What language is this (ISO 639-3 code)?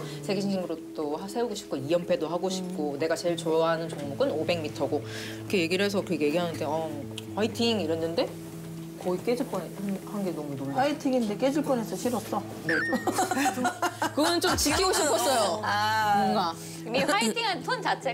kor